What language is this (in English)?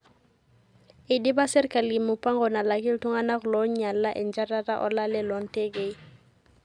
Masai